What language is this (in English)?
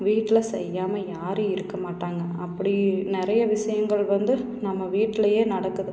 Tamil